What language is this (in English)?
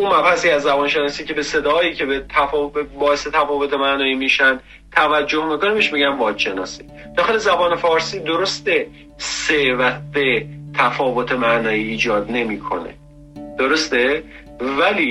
Persian